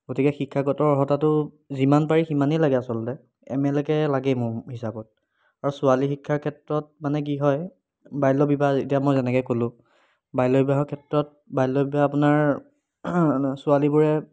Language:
Assamese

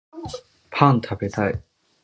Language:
Japanese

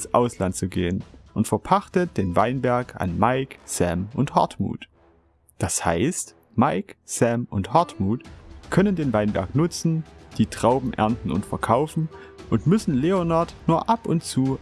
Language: German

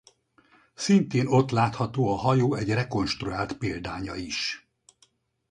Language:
Hungarian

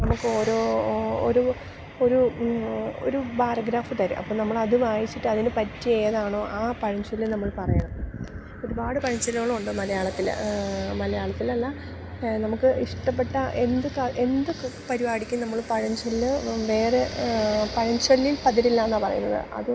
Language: Malayalam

